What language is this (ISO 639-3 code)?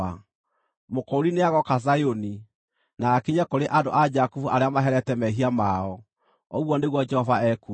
kik